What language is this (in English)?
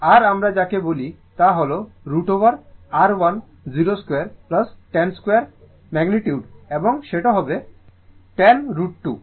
Bangla